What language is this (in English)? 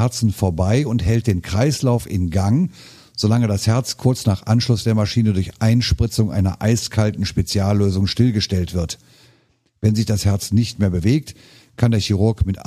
German